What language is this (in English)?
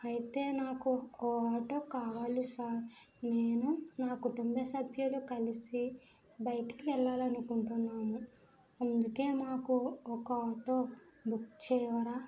Telugu